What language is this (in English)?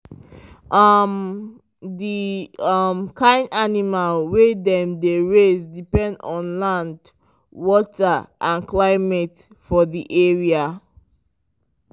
Nigerian Pidgin